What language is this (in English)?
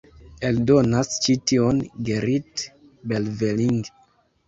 Esperanto